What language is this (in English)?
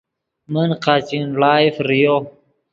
Yidgha